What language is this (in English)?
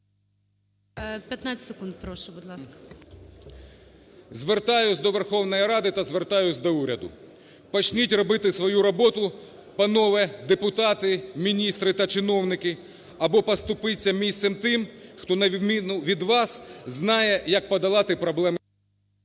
Ukrainian